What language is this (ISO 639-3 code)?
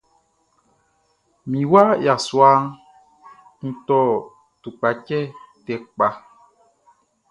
bci